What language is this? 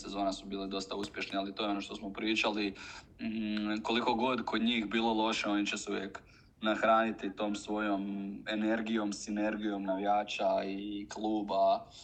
Croatian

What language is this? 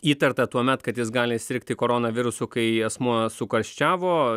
Lithuanian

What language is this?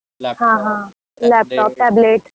Marathi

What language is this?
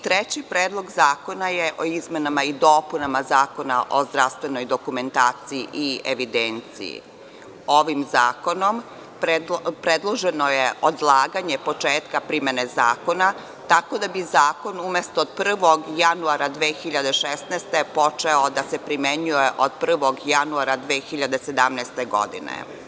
Serbian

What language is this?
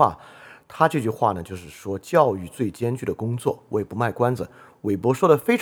Chinese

